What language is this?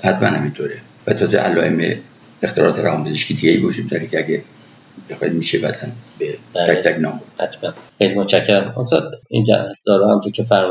Persian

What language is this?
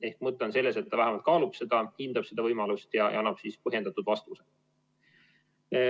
Estonian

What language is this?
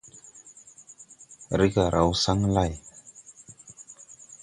Tupuri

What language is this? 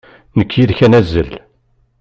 Kabyle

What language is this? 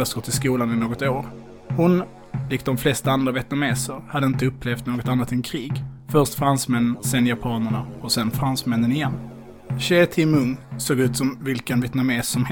Swedish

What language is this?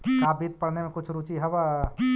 Magahi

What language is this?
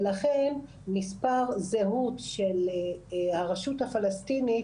Hebrew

